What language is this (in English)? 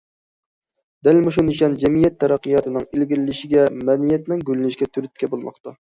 Uyghur